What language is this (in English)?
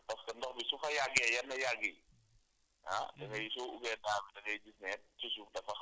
Wolof